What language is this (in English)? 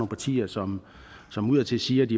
Danish